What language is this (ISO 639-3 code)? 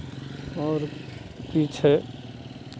mai